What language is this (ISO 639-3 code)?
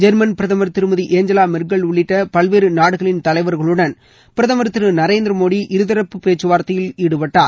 tam